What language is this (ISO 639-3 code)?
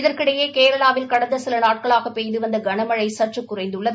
tam